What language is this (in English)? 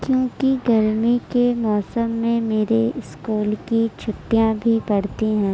Urdu